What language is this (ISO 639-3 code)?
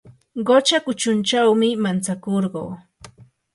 qur